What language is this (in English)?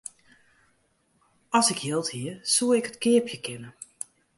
Western Frisian